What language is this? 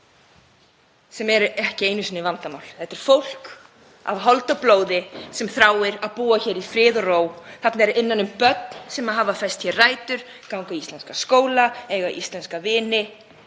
Icelandic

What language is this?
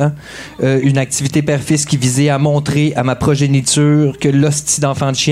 French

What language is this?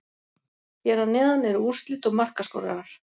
Icelandic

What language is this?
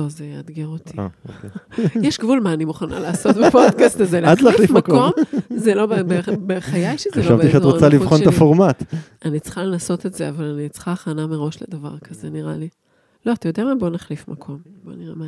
Hebrew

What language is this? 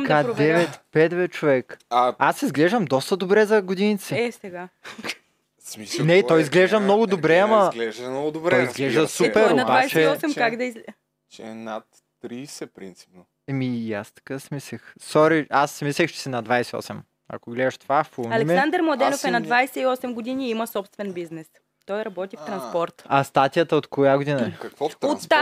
Bulgarian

